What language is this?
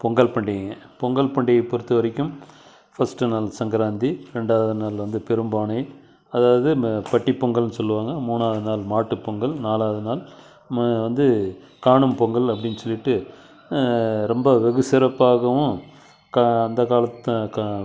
Tamil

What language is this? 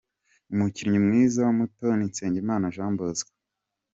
Kinyarwanda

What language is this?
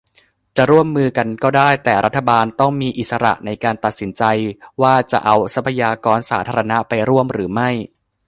Thai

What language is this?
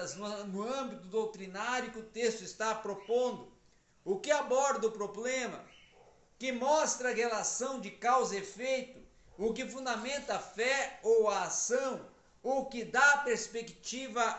Portuguese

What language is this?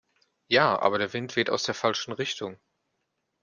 German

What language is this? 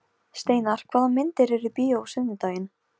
Icelandic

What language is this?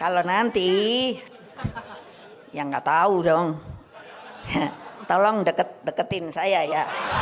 Indonesian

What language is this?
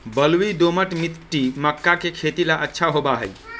Magahi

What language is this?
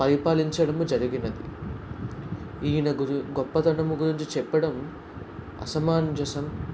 Telugu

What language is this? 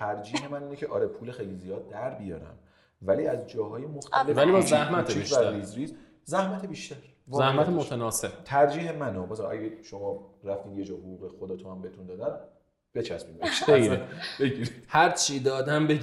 Persian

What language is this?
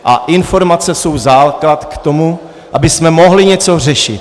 Czech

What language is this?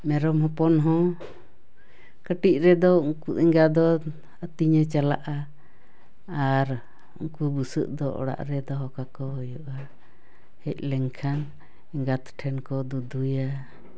Santali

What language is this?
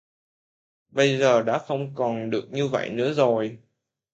Vietnamese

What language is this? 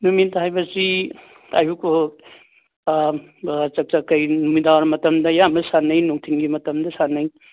Manipuri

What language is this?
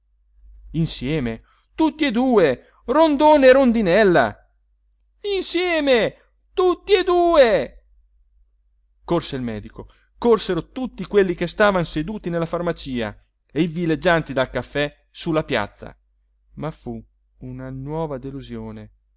Italian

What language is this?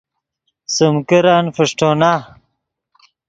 Yidgha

